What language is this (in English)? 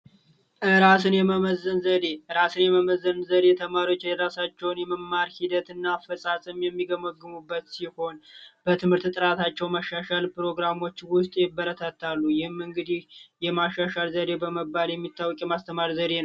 Amharic